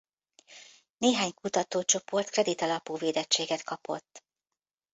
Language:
Hungarian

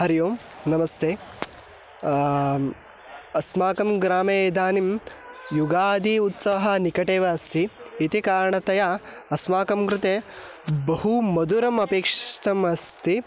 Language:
Sanskrit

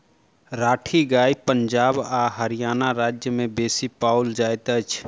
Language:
Maithili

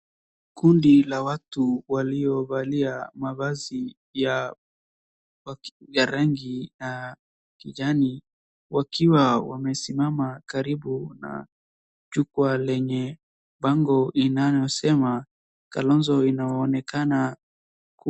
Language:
Swahili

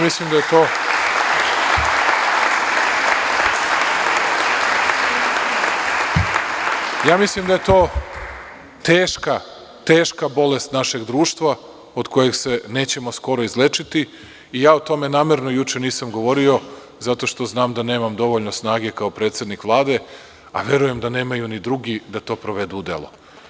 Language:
Serbian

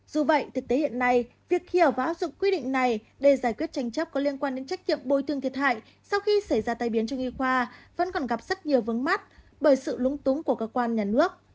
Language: Vietnamese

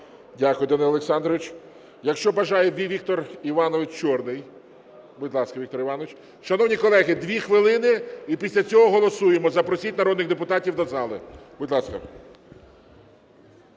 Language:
Ukrainian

